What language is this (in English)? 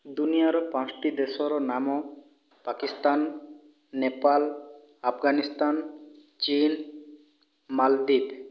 Odia